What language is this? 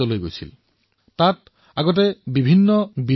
Assamese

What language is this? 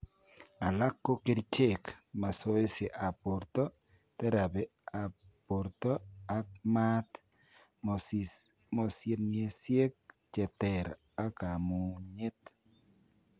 Kalenjin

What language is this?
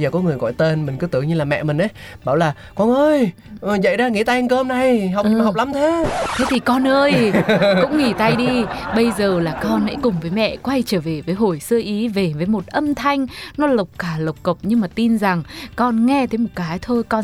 Vietnamese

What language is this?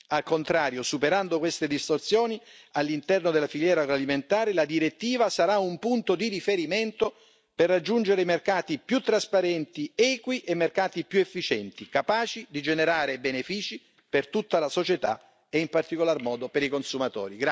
Italian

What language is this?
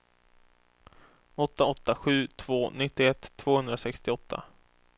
Swedish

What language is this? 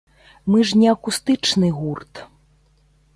Belarusian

